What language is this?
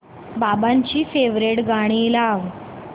Marathi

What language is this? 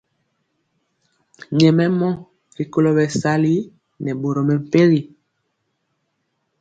Mpiemo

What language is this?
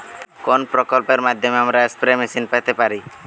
Bangla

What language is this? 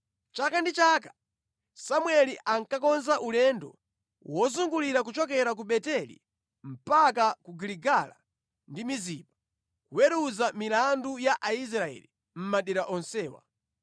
Nyanja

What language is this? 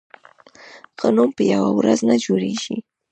Pashto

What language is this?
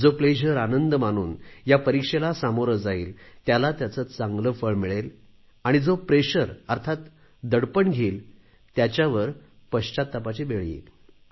Marathi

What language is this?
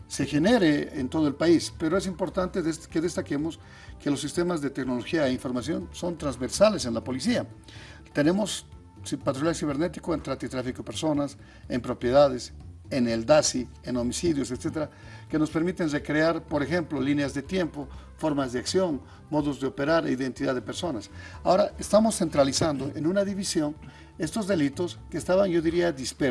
Spanish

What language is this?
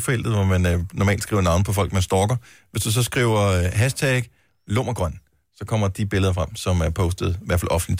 Danish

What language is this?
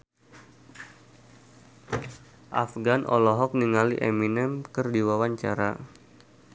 Sundanese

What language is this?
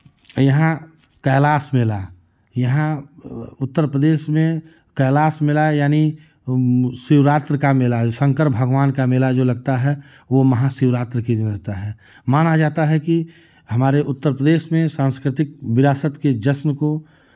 Hindi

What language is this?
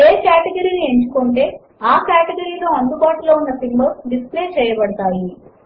Telugu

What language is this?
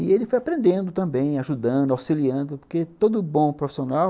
Portuguese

